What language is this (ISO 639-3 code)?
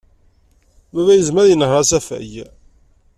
kab